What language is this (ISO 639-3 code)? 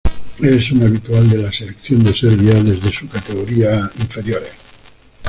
spa